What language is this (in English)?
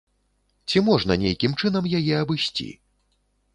Belarusian